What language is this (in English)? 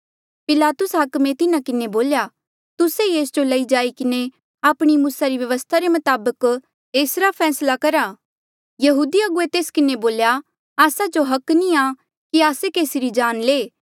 Mandeali